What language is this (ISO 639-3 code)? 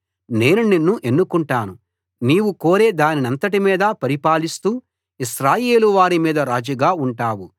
tel